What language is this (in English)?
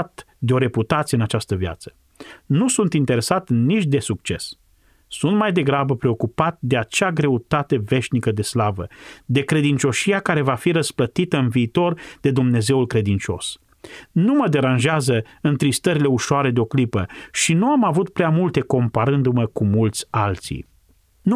Romanian